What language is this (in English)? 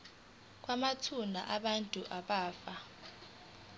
Zulu